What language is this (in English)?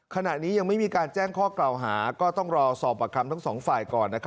Thai